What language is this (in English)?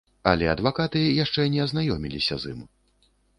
Belarusian